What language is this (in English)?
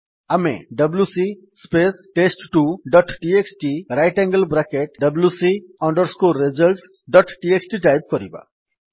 Odia